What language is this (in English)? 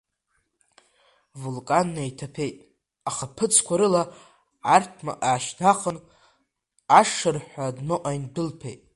Abkhazian